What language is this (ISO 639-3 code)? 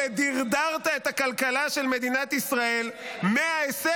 heb